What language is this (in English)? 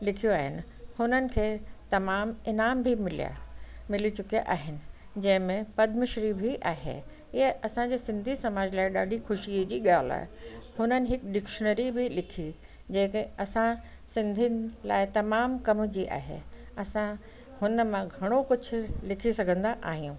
Sindhi